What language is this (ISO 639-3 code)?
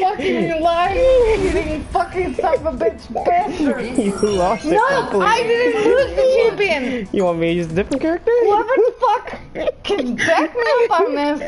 eng